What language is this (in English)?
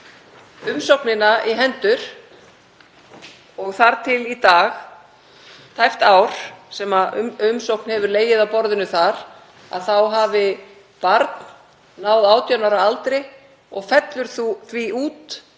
Icelandic